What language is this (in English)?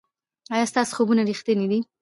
Pashto